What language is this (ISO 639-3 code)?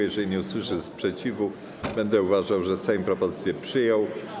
pol